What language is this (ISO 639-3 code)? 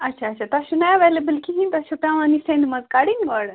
kas